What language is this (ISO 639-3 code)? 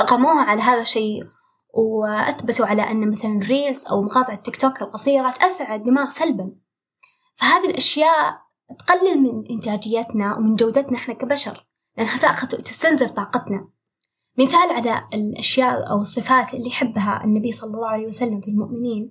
ara